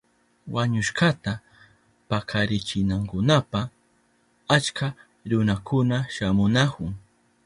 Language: Southern Pastaza Quechua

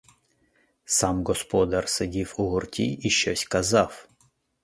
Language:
Ukrainian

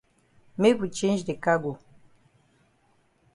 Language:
Cameroon Pidgin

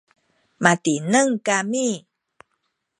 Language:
Sakizaya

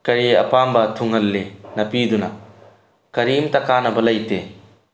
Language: Manipuri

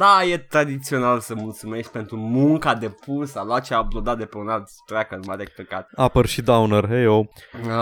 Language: Romanian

